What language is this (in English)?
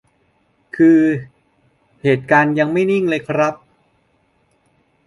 Thai